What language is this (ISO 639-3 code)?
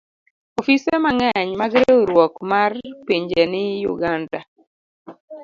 luo